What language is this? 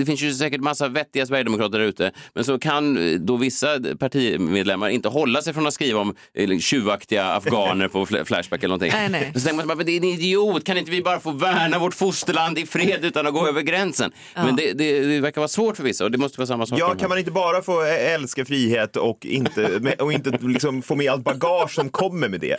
Swedish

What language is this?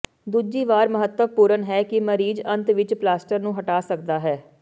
Punjabi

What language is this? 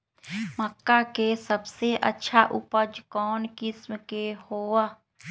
Magahi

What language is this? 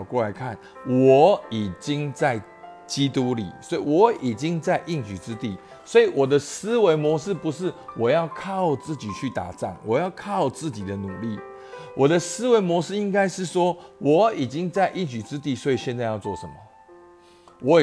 Chinese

